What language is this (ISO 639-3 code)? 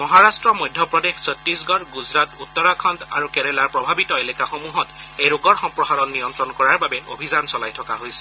asm